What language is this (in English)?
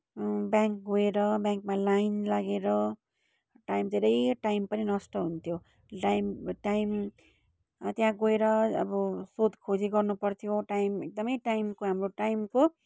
Nepali